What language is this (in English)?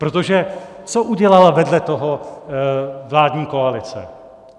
Czech